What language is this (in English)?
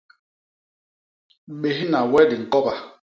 Basaa